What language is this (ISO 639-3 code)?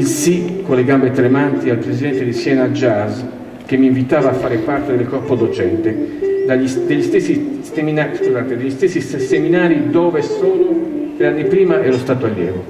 ita